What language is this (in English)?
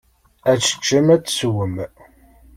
Kabyle